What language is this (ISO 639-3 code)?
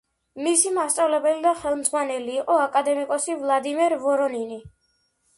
kat